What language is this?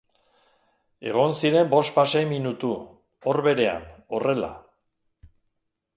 Basque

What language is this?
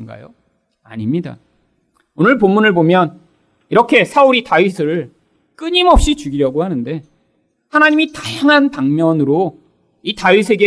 Korean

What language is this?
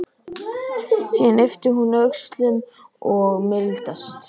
Icelandic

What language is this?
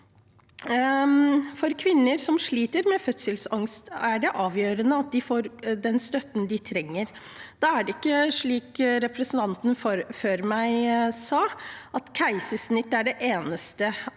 Norwegian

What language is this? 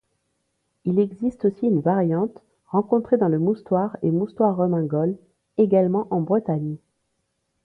French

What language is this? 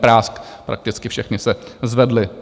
Czech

